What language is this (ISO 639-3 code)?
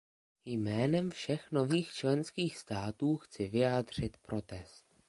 ces